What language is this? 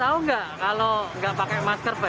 Indonesian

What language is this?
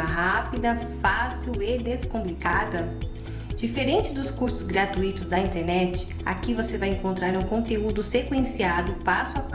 Portuguese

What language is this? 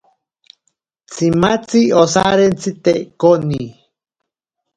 Ashéninka Perené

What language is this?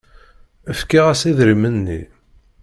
Kabyle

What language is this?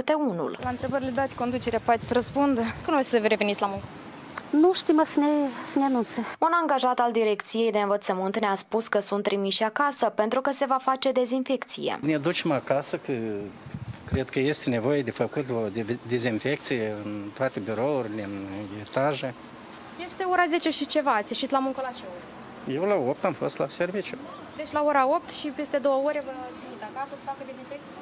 Romanian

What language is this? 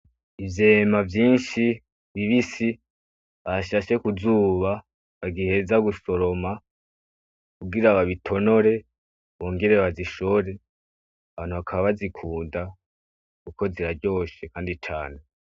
Rundi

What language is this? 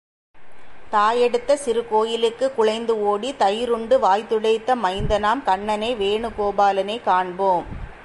Tamil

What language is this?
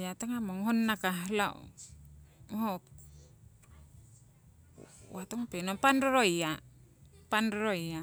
Siwai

